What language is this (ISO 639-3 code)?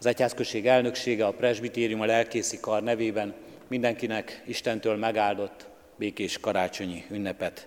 hun